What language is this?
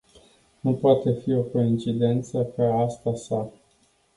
Romanian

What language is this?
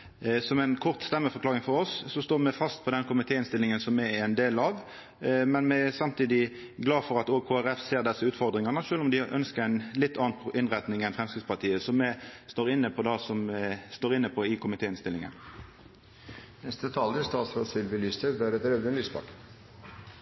Norwegian Nynorsk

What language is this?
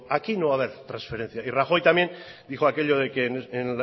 Spanish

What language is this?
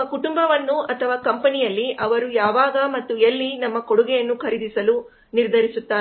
Kannada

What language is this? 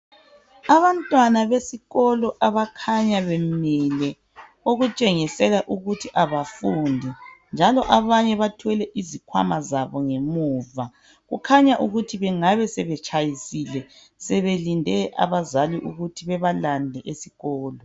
North Ndebele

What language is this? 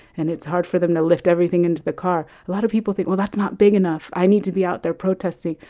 English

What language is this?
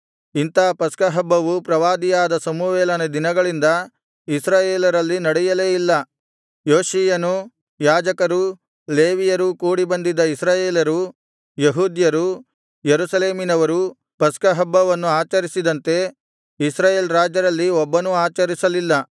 Kannada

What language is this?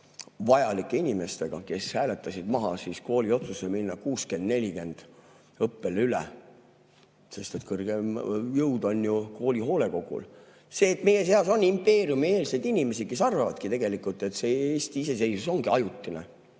Estonian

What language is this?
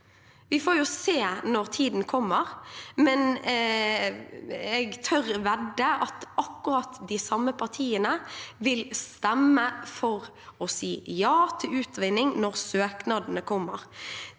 Norwegian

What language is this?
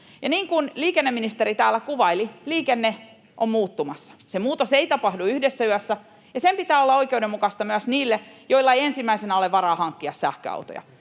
Finnish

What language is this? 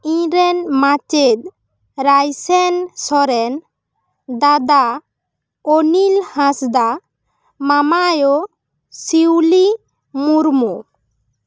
Santali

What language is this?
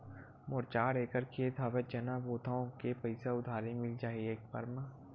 Chhattisgarhi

